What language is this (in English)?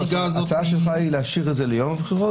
Hebrew